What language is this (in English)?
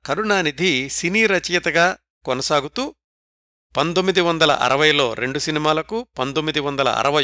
Telugu